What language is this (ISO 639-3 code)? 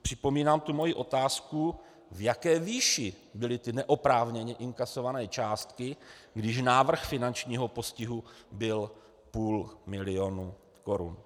ces